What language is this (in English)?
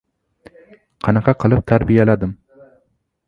Uzbek